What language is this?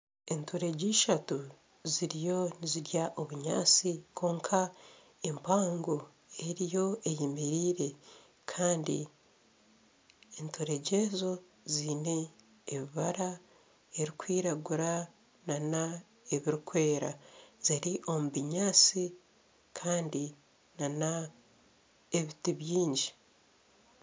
Nyankole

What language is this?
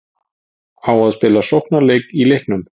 Icelandic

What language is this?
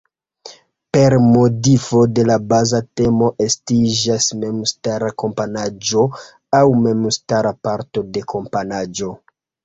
Esperanto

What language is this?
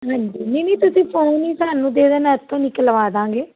Punjabi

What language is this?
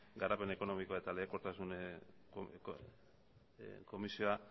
Basque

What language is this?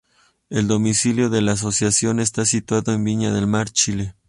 Spanish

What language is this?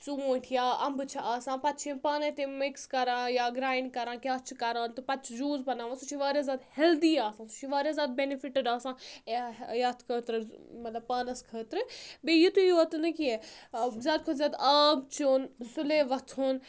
Kashmiri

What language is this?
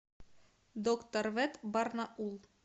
Russian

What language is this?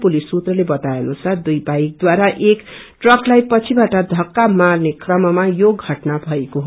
Nepali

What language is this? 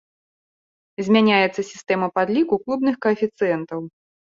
Belarusian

